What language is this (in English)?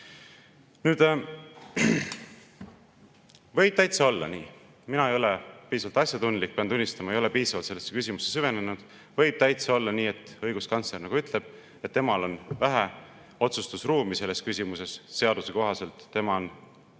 Estonian